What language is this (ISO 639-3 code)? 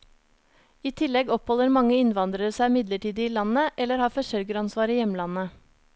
nor